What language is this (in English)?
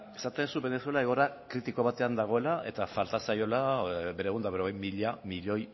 Basque